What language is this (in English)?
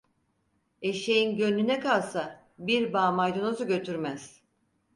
Turkish